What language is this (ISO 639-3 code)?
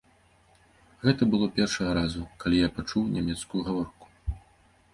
bel